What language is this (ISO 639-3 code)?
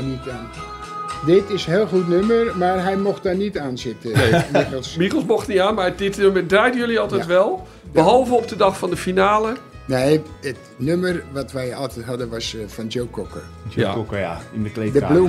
nld